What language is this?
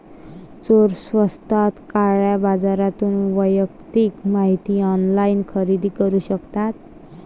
Marathi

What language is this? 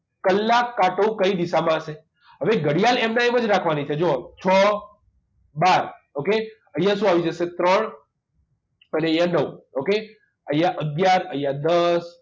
Gujarati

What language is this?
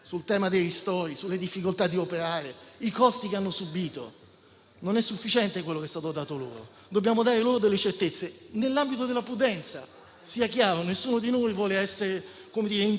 Italian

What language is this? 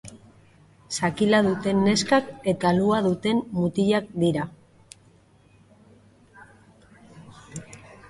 Basque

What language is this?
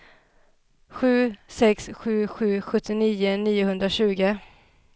Swedish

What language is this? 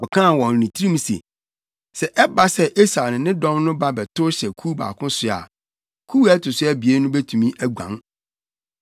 Akan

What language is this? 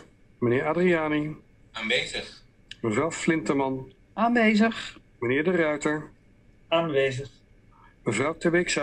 Dutch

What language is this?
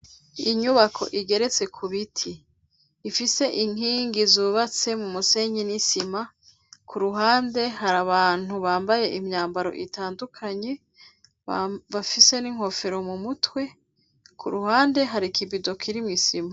Rundi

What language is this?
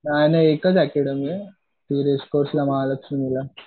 Marathi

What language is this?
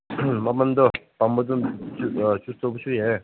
Manipuri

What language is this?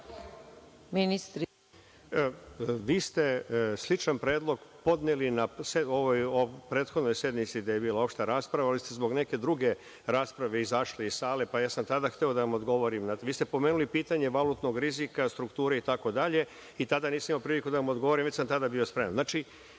Serbian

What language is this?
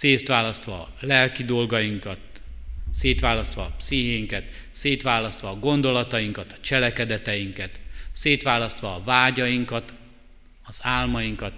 Hungarian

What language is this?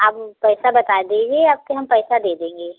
Hindi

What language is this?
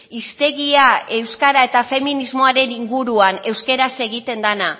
Basque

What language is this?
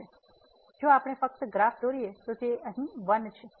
Gujarati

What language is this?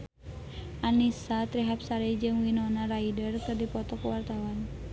Sundanese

